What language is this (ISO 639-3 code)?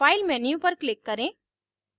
hin